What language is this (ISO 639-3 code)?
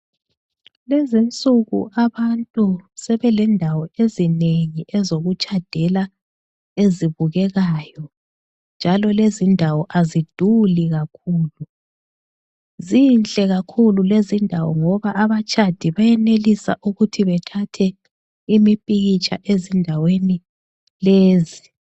nde